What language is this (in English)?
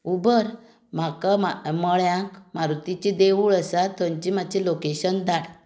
Konkani